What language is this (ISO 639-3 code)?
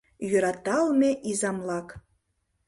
chm